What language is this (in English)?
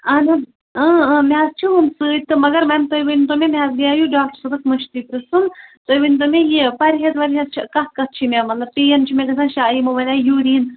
Kashmiri